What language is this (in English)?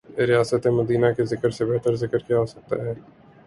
Urdu